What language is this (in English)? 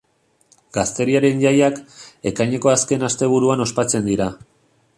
Basque